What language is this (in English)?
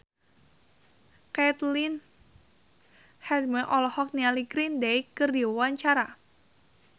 Sundanese